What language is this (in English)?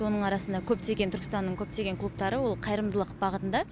Kazakh